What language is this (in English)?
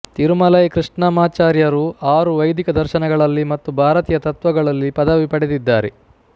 Kannada